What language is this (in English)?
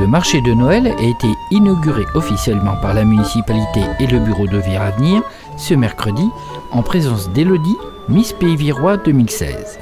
French